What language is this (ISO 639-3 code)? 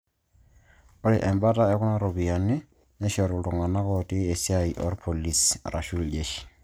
mas